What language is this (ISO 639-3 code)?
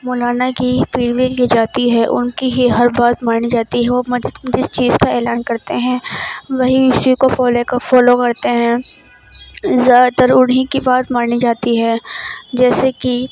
urd